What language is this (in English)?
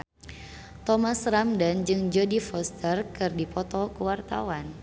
Sundanese